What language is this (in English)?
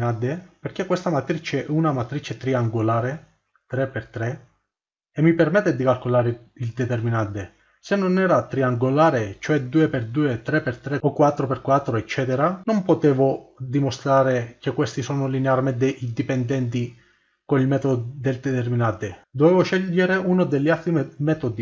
Italian